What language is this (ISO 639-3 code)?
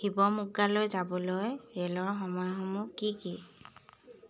asm